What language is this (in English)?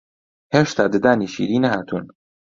Central Kurdish